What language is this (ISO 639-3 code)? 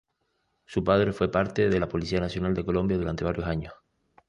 spa